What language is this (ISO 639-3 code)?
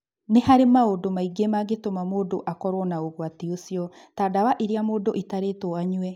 kik